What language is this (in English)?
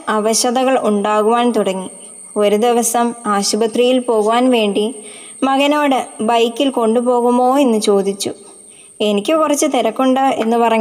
Malayalam